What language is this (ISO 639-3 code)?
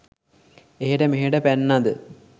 sin